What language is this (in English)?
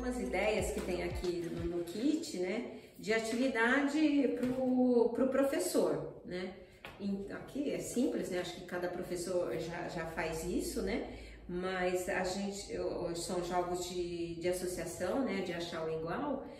Portuguese